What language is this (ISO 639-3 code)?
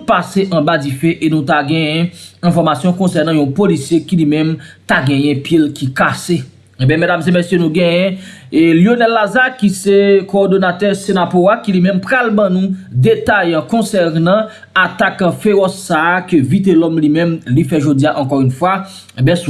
fra